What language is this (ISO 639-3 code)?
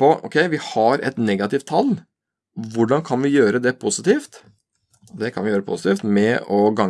nor